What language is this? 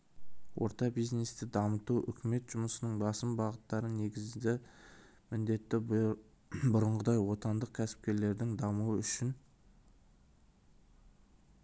Kazakh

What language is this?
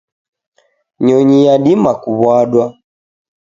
Taita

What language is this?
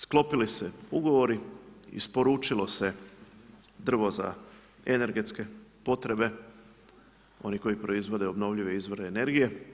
Croatian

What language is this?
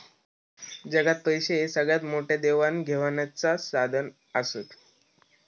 Marathi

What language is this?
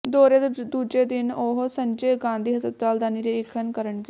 Punjabi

